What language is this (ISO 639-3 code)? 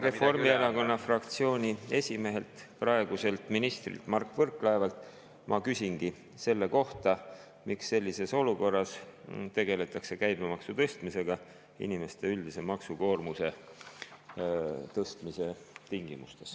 est